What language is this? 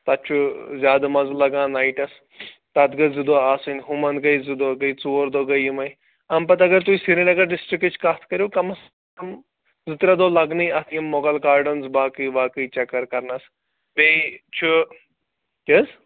Kashmiri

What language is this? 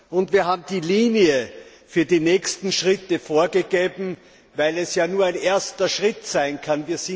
German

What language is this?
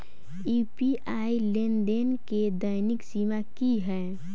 Maithili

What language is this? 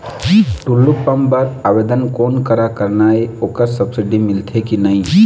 Chhattisgarhi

